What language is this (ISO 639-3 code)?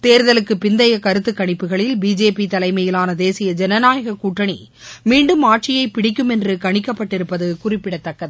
tam